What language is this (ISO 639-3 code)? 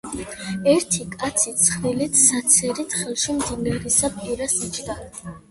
kat